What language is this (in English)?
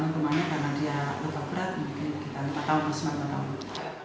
Indonesian